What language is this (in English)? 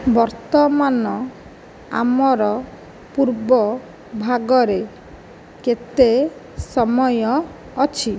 Odia